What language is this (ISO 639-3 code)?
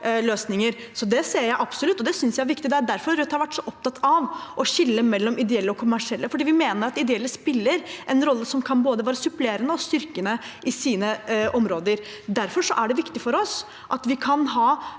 nor